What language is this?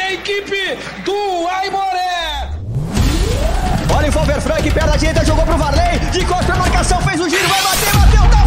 Portuguese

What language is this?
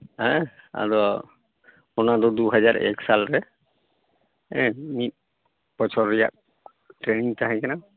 Santali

